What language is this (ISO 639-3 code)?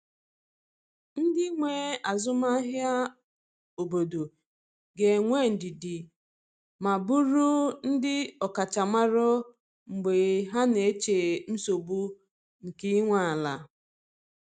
ibo